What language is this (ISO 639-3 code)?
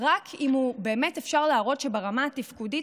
heb